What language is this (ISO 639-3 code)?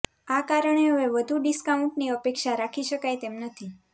guj